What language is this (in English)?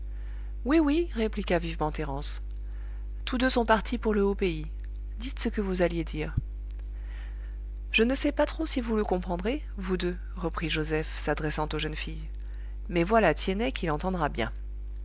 French